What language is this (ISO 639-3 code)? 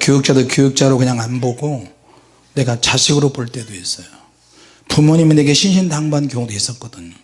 kor